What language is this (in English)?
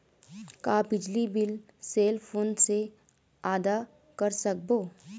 Chhattisgarhi